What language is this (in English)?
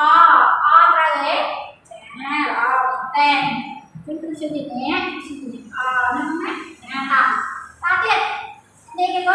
Vietnamese